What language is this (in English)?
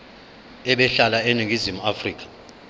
Zulu